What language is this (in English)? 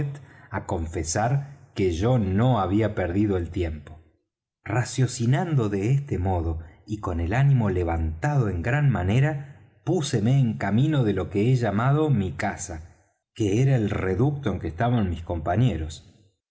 Spanish